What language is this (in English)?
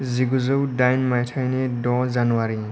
Bodo